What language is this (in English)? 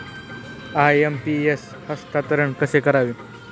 Marathi